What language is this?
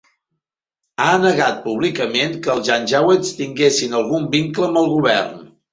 Catalan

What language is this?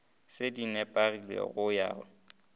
Northern Sotho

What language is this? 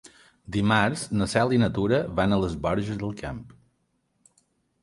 Catalan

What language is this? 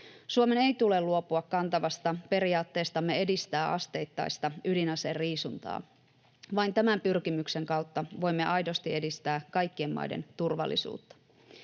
Finnish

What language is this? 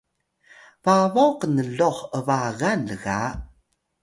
Atayal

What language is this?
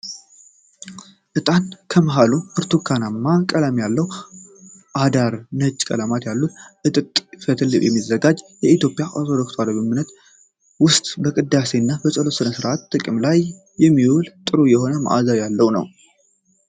Amharic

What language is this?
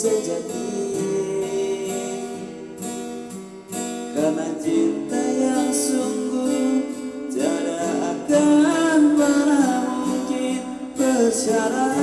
Indonesian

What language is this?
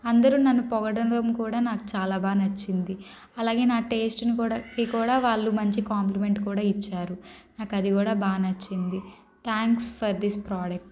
Telugu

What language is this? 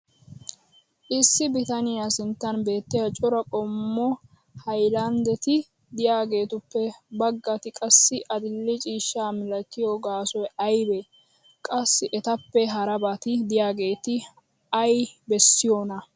Wolaytta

